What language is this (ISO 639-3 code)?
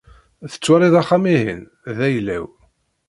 kab